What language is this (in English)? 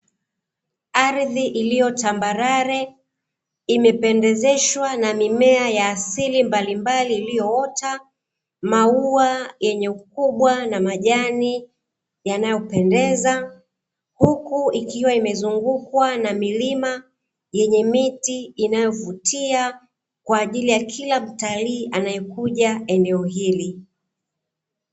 Swahili